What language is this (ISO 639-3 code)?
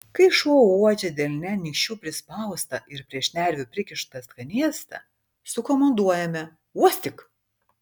lit